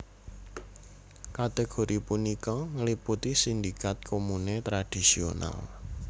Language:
Javanese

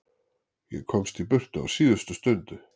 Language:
Icelandic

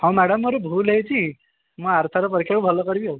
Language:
Odia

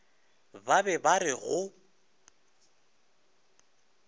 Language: Northern Sotho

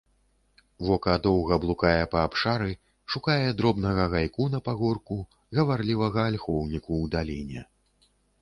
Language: Belarusian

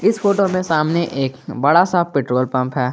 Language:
Hindi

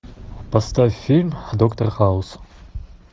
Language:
Russian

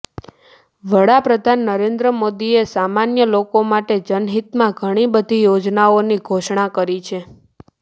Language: Gujarati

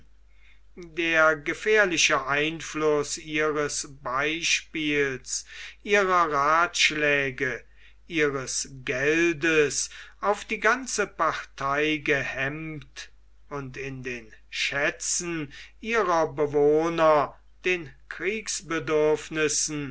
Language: German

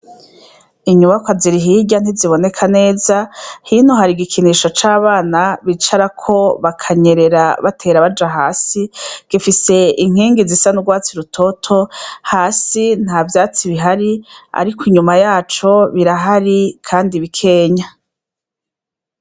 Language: Rundi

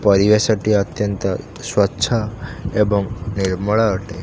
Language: Odia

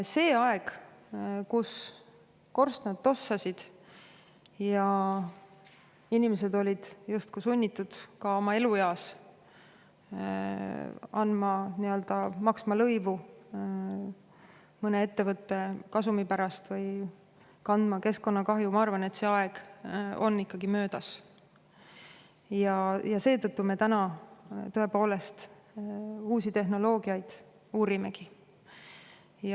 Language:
Estonian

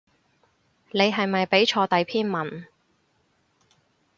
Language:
Cantonese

